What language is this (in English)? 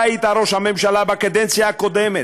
Hebrew